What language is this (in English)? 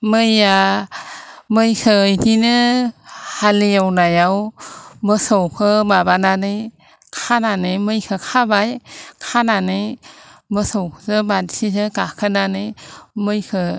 Bodo